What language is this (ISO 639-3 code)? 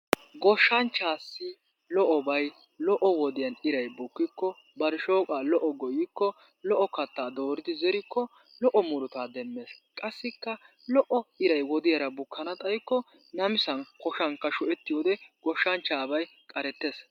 wal